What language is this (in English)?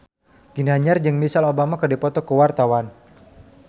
Sundanese